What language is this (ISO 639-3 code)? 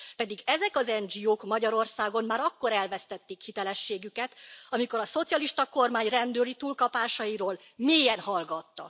hun